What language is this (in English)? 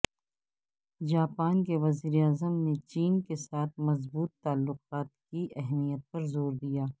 Urdu